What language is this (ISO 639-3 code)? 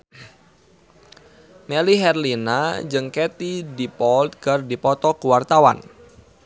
sun